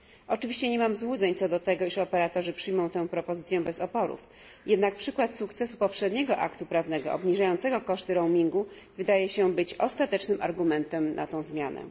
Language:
Polish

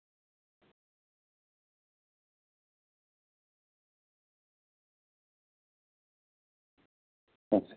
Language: Santali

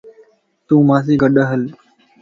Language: Lasi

